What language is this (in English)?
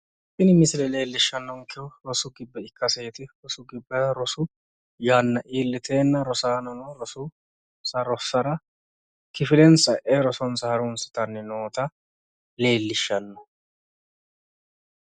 Sidamo